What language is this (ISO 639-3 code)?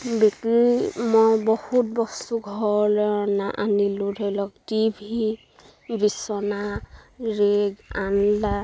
asm